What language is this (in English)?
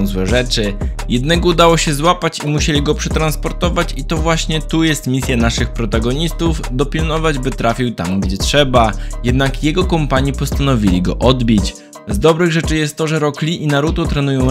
Polish